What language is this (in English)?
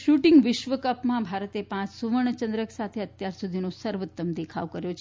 Gujarati